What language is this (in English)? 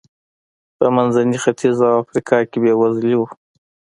Pashto